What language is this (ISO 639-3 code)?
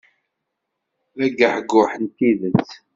kab